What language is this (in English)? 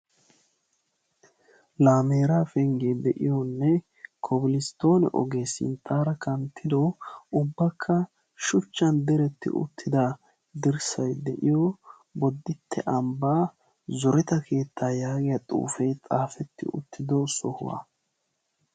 Wolaytta